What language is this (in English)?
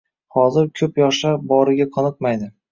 Uzbek